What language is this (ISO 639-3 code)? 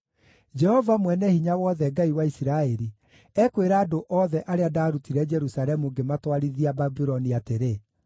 kik